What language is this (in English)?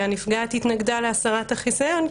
Hebrew